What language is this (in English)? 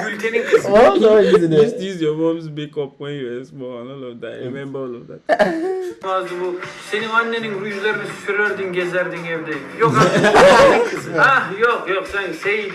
Turkish